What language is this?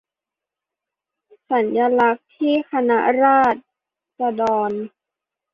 Thai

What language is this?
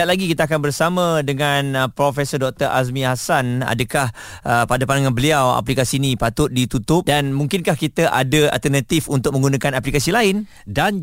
Malay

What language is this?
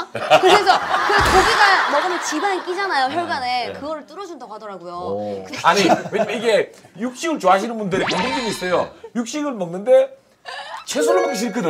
Korean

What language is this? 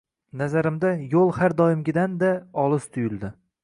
Uzbek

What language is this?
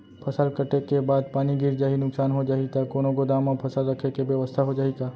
Chhattisgarhi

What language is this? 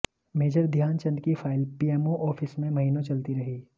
Hindi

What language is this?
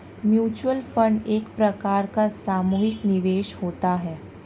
Hindi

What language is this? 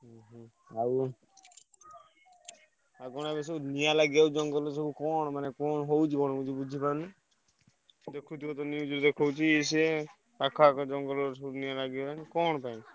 Odia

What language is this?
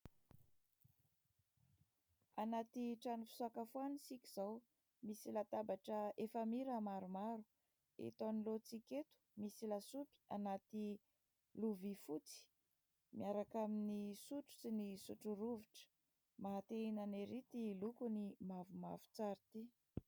Malagasy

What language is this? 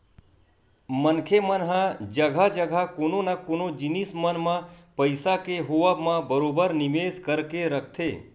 Chhattisgarhi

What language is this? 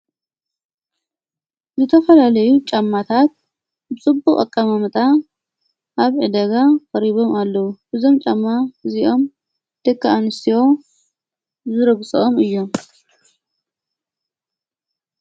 Tigrinya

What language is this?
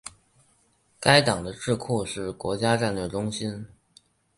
Chinese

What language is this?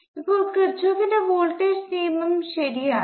Malayalam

